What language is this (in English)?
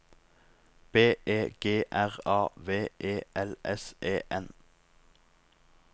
Norwegian